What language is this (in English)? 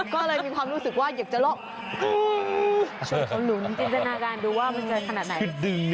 Thai